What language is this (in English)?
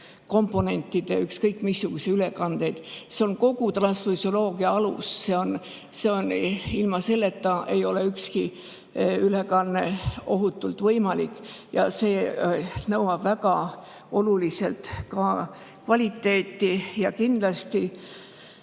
Estonian